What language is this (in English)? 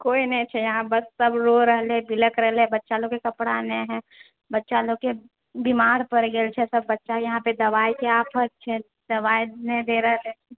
Maithili